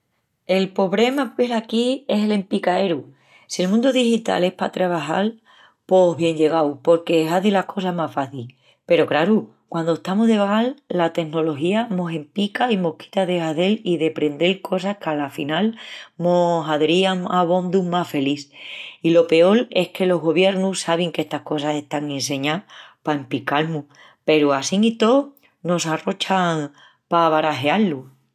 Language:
Extremaduran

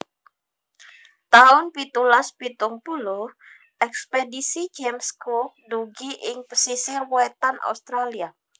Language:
Javanese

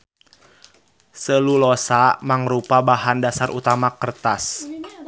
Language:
Sundanese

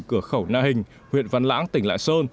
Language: Vietnamese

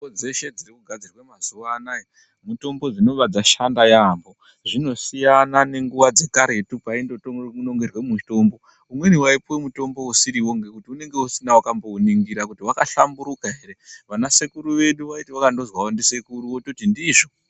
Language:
Ndau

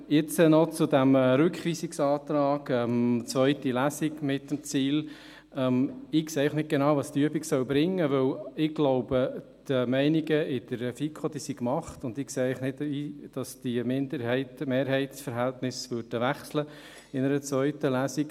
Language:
Swiss German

